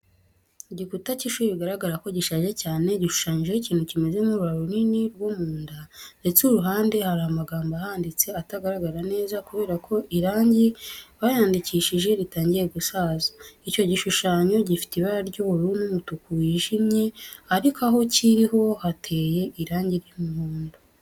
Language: Kinyarwanda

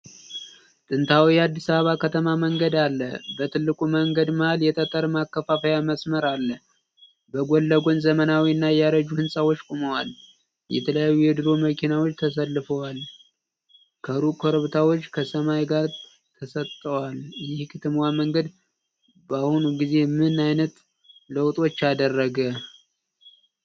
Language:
Amharic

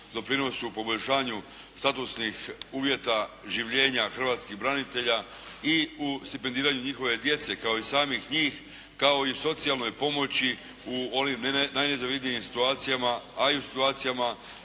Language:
Croatian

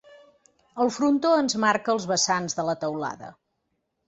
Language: Catalan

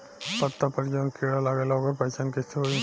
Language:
Bhojpuri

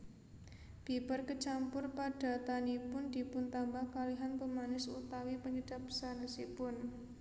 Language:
Javanese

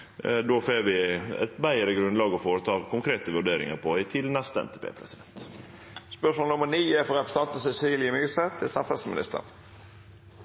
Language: Norwegian Nynorsk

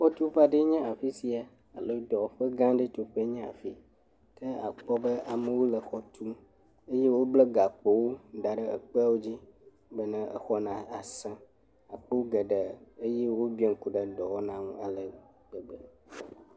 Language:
Ewe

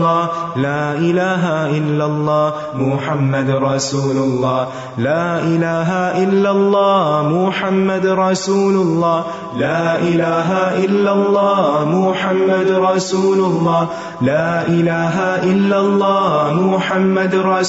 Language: Urdu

